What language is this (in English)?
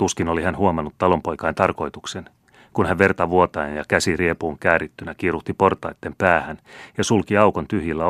Finnish